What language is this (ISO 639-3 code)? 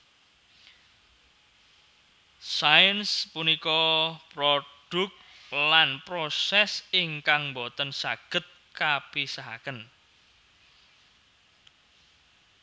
jav